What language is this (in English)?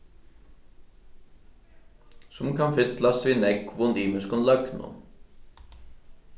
Faroese